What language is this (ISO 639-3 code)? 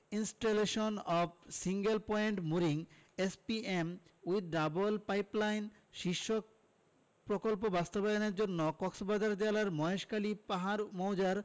ben